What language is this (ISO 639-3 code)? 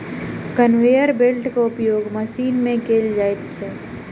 mai